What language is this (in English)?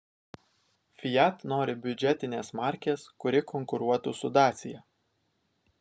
Lithuanian